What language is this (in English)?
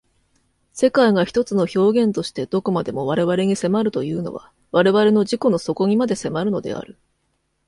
Japanese